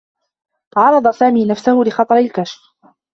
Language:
Arabic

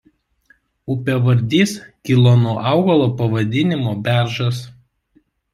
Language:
Lithuanian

